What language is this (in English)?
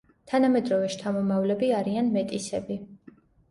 Georgian